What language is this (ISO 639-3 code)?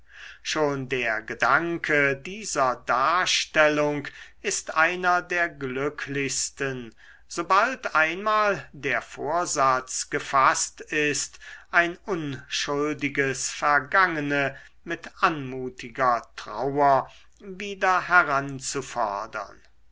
deu